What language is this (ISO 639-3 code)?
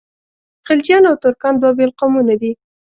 pus